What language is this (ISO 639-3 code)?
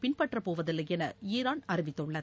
tam